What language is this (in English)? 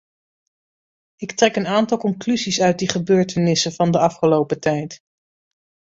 Dutch